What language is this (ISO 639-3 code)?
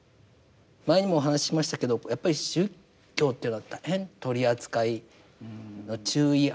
jpn